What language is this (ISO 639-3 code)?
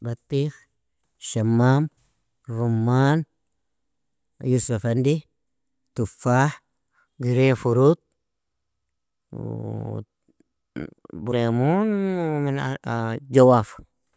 fia